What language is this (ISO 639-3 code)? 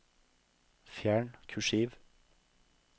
nor